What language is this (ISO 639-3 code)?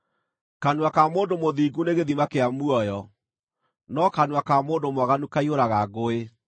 kik